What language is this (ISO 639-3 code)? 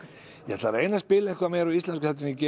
isl